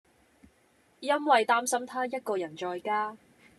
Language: Cantonese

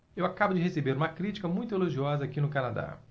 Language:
Portuguese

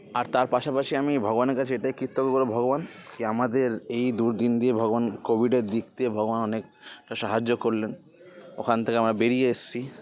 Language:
Bangla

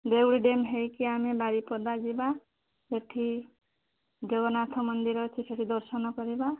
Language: Odia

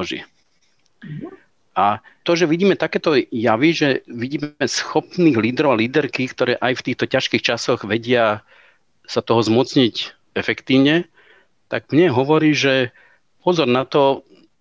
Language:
Slovak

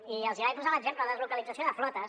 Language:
Catalan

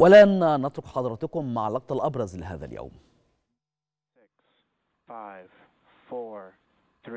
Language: Arabic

